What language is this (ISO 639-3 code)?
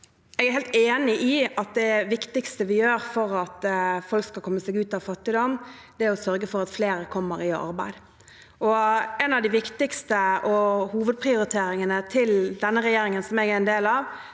nor